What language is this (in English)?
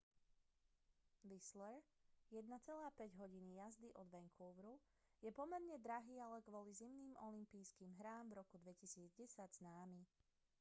Slovak